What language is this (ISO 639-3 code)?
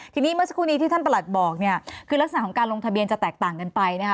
tha